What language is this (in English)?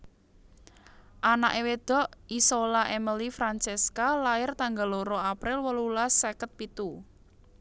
Javanese